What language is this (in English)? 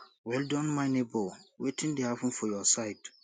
Nigerian Pidgin